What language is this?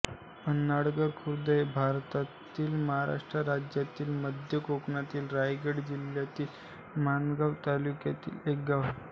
Marathi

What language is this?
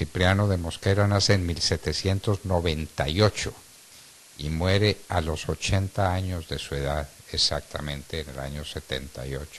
Spanish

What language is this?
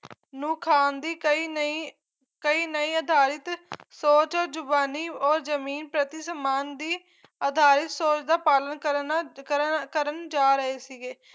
Punjabi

